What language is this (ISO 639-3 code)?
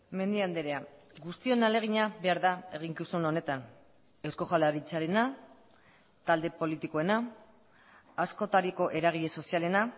eus